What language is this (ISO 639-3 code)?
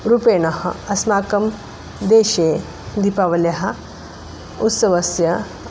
san